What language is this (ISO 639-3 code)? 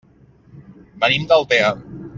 cat